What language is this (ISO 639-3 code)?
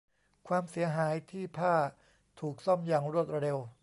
tha